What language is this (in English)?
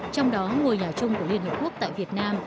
Vietnamese